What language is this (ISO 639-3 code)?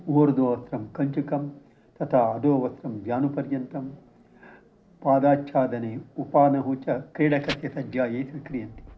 san